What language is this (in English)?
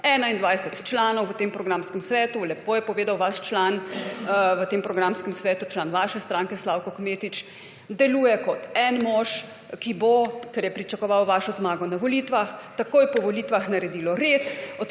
Slovenian